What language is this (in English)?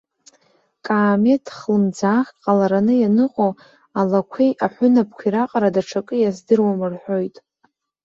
Abkhazian